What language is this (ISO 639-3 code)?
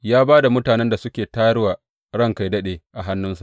hau